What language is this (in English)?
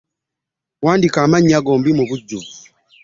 Ganda